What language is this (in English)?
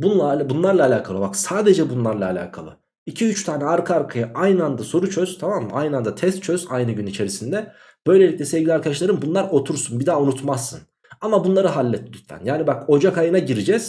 Turkish